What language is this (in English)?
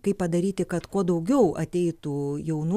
Lithuanian